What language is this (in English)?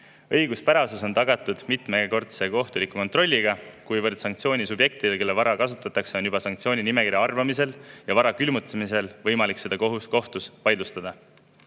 Estonian